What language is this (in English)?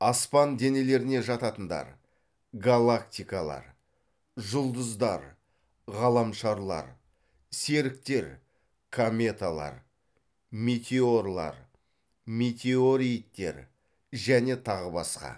Kazakh